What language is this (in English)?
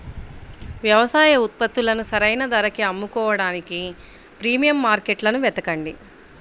Telugu